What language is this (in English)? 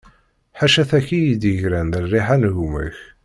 Kabyle